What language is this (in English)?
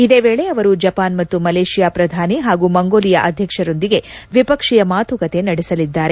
Kannada